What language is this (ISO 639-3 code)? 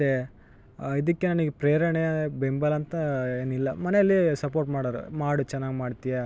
kan